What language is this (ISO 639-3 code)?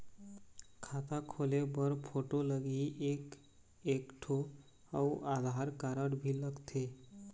hne